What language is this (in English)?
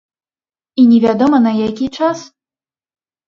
Belarusian